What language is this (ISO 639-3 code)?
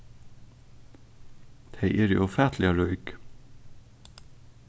fao